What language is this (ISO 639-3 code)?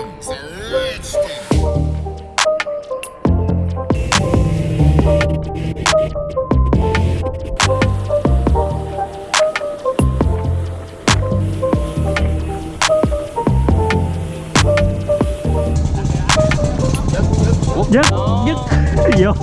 vie